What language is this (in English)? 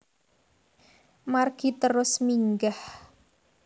Javanese